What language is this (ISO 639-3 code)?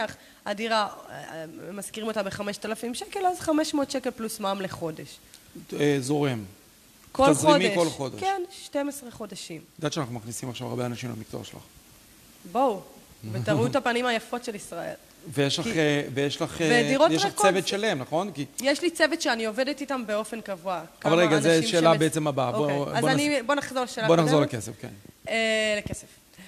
heb